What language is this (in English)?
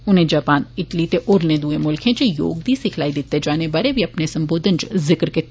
Dogri